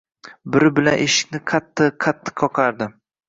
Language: Uzbek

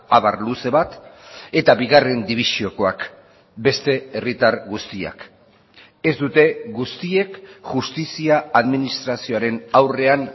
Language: Basque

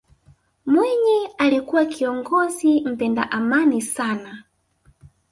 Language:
Swahili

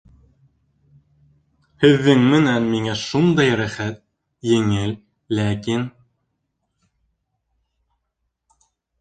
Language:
Bashkir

